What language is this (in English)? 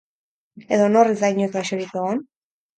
Basque